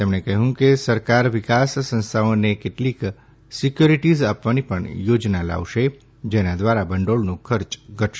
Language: Gujarati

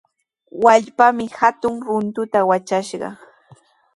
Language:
Sihuas Ancash Quechua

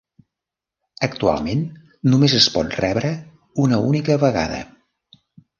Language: Catalan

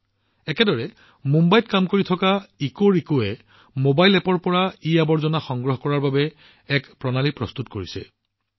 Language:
Assamese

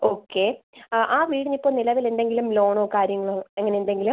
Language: Malayalam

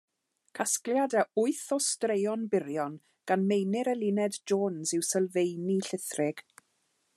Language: Welsh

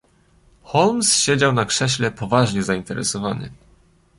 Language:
Polish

